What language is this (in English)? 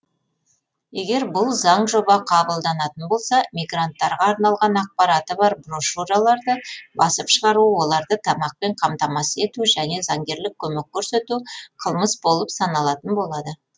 Kazakh